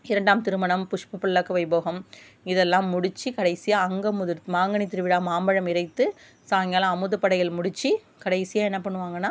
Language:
Tamil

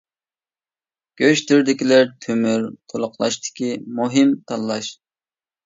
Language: Uyghur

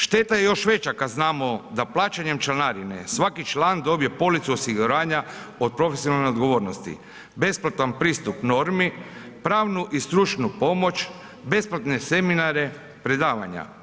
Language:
Croatian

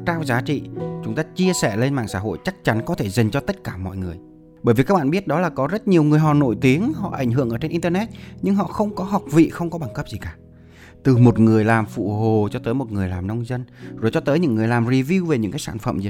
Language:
Vietnamese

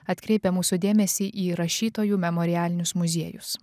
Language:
Lithuanian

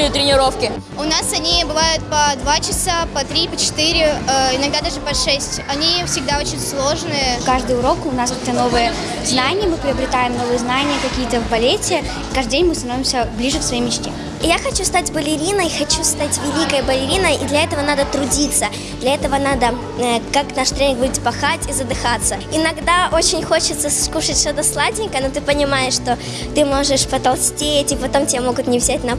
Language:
Russian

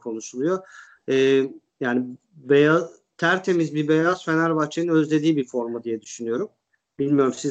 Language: Turkish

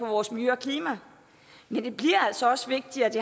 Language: Danish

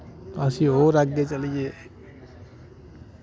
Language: Dogri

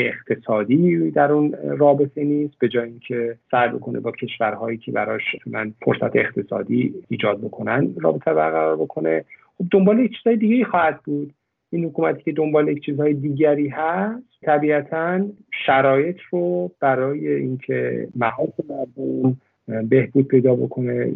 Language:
Persian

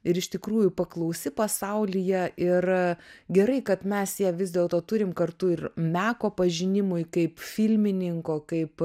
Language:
Lithuanian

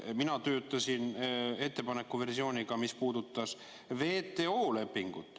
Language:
Estonian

